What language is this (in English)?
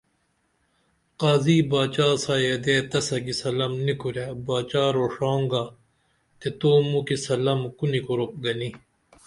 Dameli